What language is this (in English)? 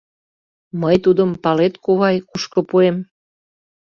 Mari